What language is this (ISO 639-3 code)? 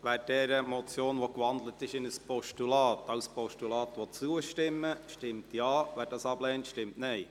gsw